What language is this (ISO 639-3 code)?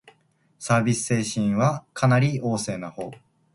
jpn